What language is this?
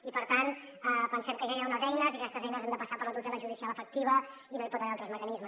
Catalan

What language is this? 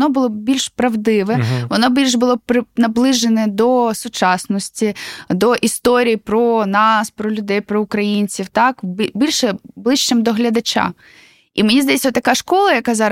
Ukrainian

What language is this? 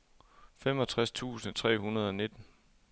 Danish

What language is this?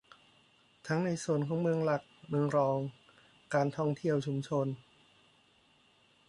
Thai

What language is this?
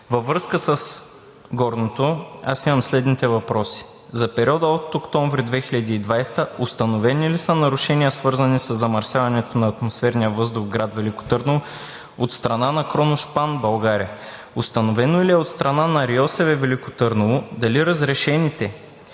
Bulgarian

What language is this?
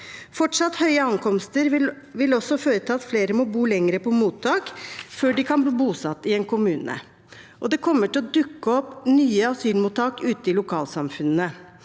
Norwegian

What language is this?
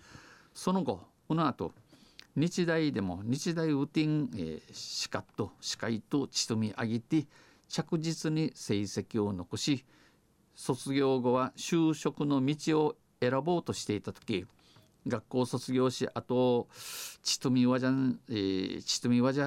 Japanese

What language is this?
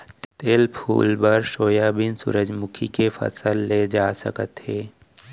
Chhattisgarhi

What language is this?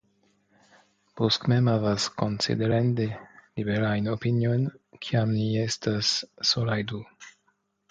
Esperanto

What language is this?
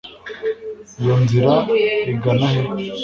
Kinyarwanda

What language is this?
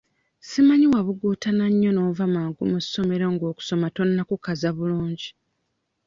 Ganda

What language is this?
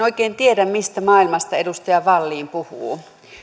Finnish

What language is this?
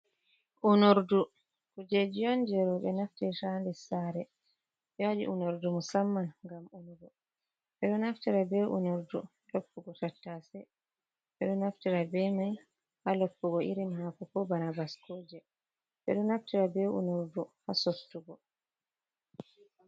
Fula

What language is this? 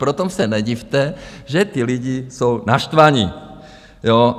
Czech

